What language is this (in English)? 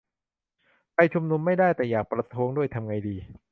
Thai